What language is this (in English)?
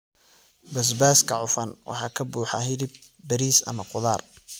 Somali